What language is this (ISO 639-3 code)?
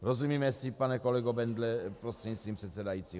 ces